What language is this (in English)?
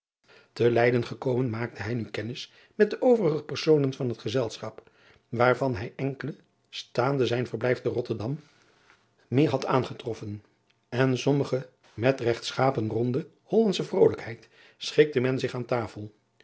Dutch